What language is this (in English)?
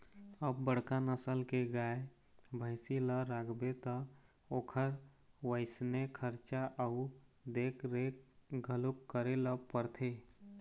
Chhattisgarhi